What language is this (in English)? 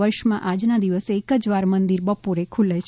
Gujarati